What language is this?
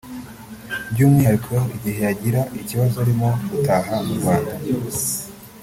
Kinyarwanda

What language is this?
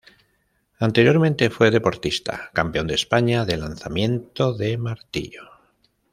Spanish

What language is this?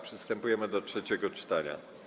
Polish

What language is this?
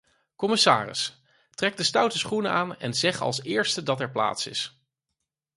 Dutch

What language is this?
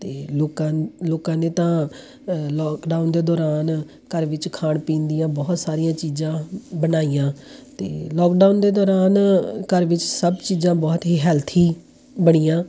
Punjabi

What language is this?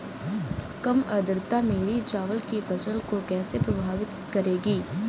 Hindi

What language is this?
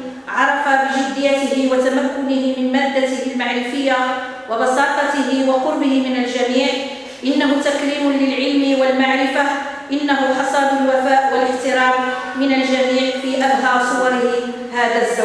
Arabic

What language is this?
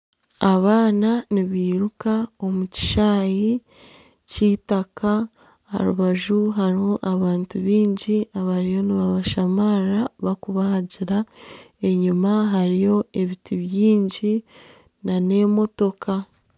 Nyankole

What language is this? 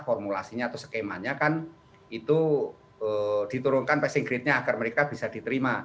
Indonesian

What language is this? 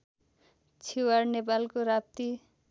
Nepali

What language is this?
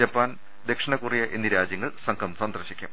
Malayalam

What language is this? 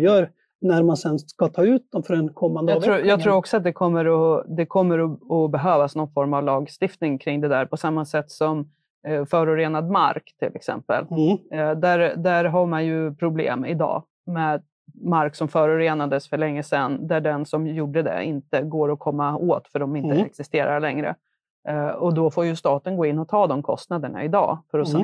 Swedish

